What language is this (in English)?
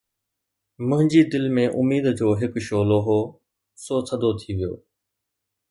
Sindhi